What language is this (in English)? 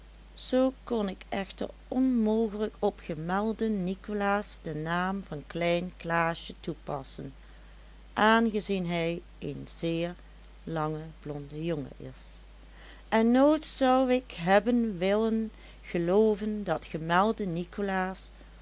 Dutch